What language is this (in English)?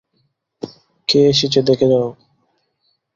Bangla